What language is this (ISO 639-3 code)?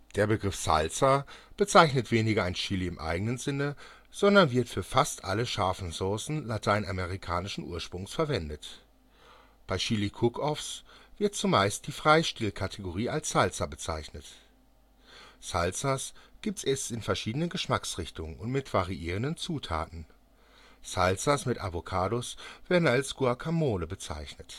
deu